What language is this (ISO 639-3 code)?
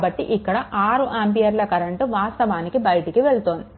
tel